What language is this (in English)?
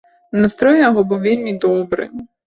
Belarusian